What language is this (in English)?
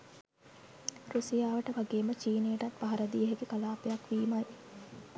Sinhala